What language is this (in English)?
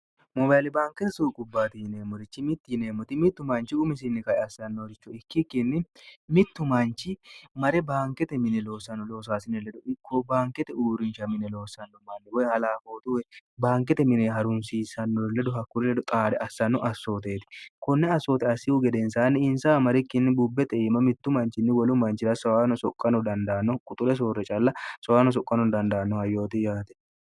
Sidamo